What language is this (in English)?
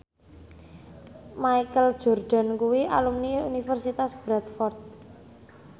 Javanese